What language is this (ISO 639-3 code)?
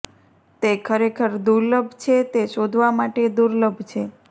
guj